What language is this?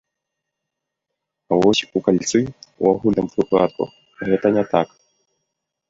Belarusian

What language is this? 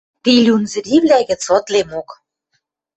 Western Mari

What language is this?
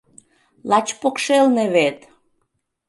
Mari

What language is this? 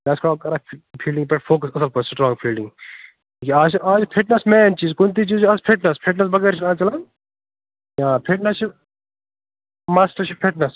Kashmiri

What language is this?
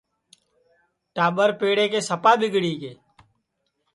Sansi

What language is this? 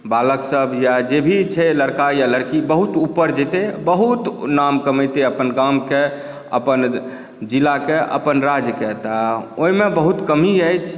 Maithili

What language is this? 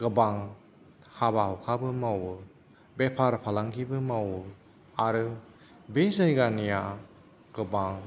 Bodo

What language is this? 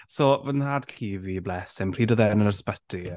Welsh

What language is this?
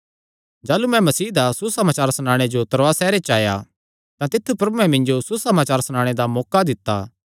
Kangri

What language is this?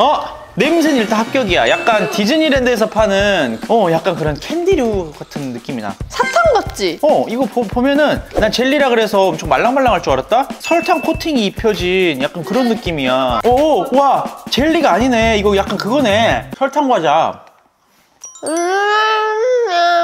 Korean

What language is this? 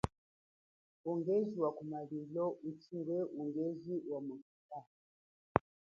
Chokwe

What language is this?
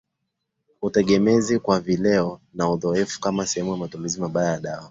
Swahili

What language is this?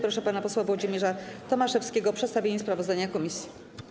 Polish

